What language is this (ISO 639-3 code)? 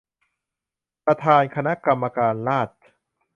tha